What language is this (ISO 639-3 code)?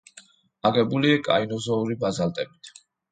kat